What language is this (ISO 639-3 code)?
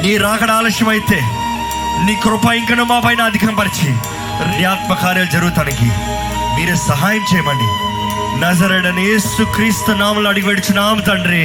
tel